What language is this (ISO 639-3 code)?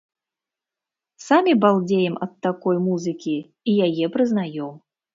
bel